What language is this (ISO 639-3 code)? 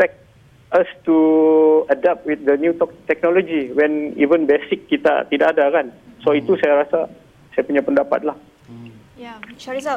msa